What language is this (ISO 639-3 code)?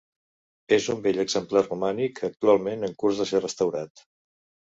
cat